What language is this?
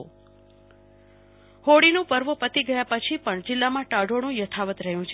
Gujarati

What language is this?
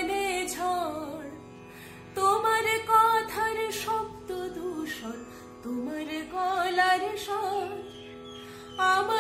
Turkish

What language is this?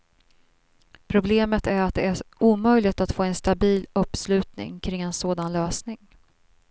Swedish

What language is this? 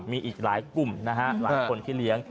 Thai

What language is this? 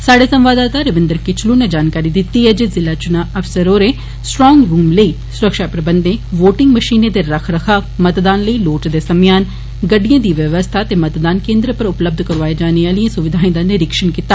Dogri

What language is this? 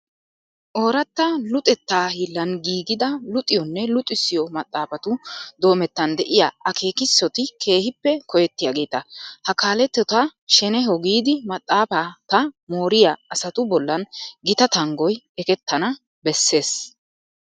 Wolaytta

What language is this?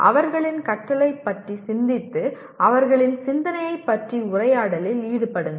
Tamil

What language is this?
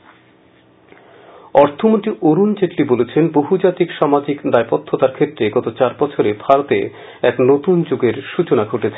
Bangla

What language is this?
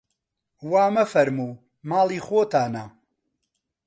Central Kurdish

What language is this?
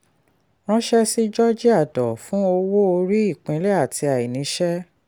Yoruba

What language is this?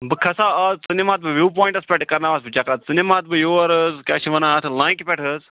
Kashmiri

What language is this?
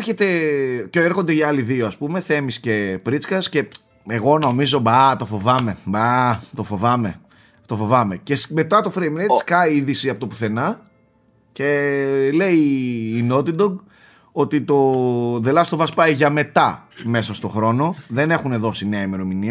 Greek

